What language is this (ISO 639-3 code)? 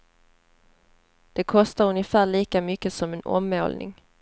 swe